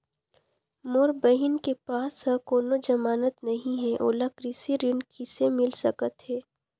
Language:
Chhattisgarhi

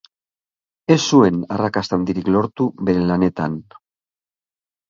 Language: Basque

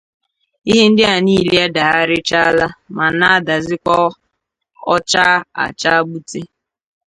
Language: Igbo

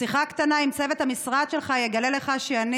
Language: Hebrew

